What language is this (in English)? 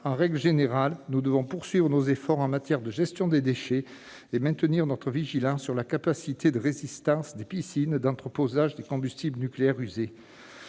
French